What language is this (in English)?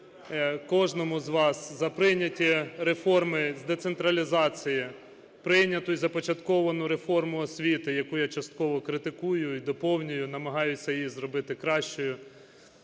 Ukrainian